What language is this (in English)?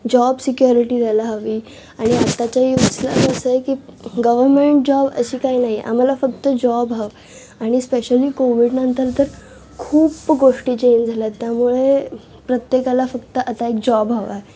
Marathi